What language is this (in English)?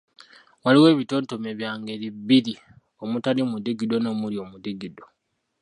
Ganda